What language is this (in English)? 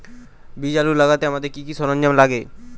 Bangla